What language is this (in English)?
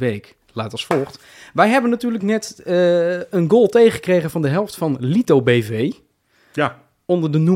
Dutch